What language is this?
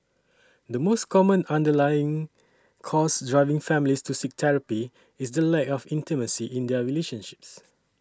English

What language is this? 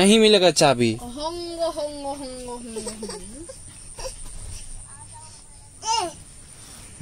Hindi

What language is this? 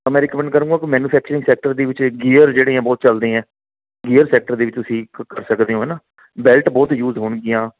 Punjabi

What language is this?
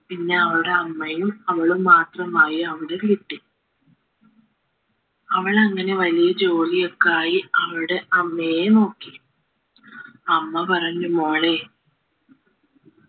Malayalam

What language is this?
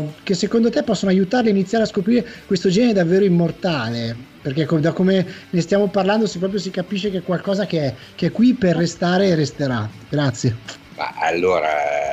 Italian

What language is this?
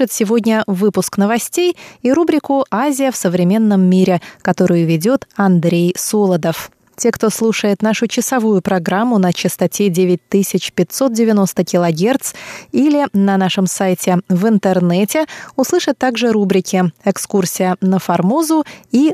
Russian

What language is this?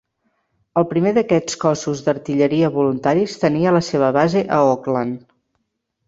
Catalan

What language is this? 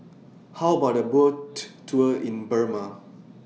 English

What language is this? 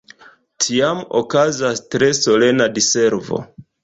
Esperanto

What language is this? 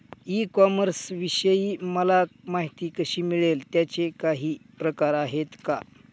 Marathi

